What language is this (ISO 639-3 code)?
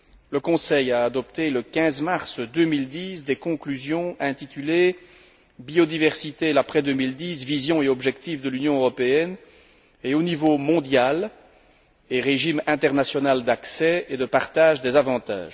fra